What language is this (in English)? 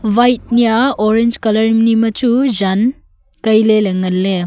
Wancho Naga